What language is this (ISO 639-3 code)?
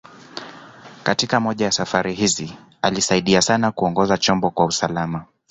swa